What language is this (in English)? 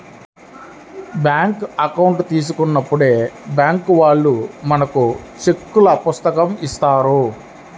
Telugu